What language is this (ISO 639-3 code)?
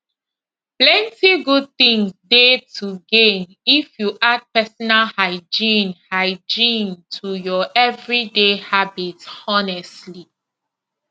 pcm